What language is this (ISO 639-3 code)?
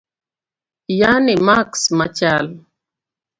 luo